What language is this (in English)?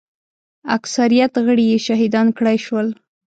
Pashto